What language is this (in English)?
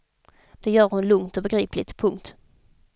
Swedish